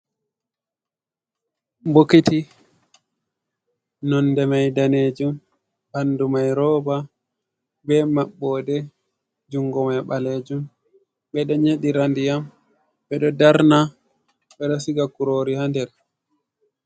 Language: Fula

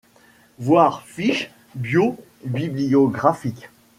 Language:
French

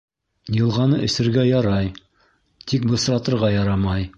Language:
Bashkir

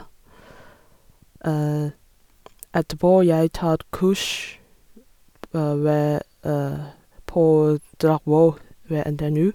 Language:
Norwegian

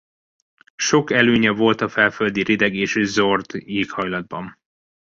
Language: Hungarian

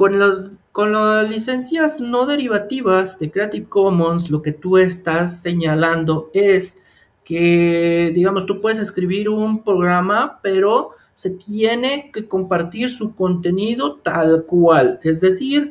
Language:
Spanish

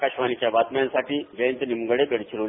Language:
Marathi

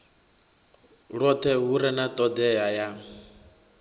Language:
Venda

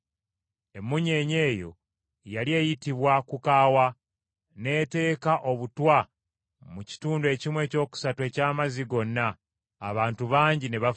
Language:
Ganda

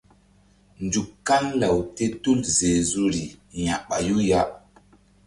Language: Mbum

